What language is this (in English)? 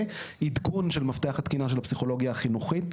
Hebrew